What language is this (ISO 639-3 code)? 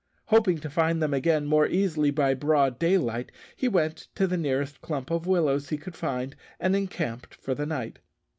eng